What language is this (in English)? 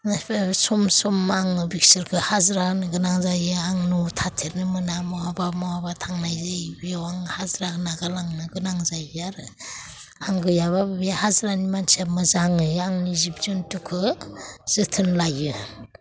Bodo